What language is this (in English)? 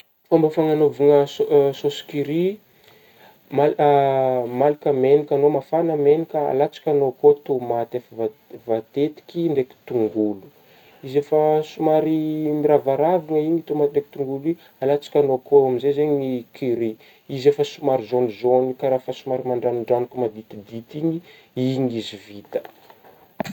Northern Betsimisaraka Malagasy